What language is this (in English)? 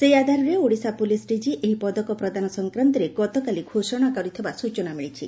Odia